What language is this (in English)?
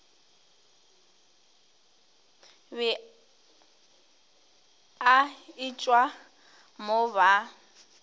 Northern Sotho